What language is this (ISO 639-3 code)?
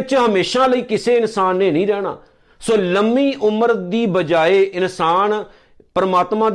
pan